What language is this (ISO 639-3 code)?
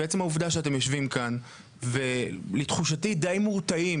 heb